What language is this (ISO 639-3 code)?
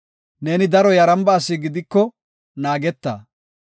gof